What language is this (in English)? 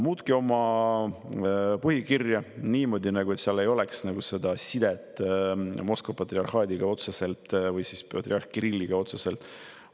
Estonian